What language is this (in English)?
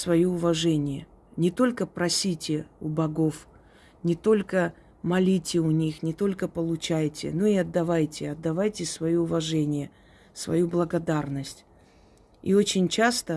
Russian